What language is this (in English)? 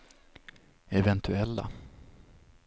Swedish